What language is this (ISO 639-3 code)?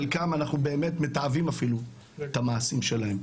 heb